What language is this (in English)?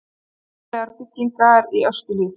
Icelandic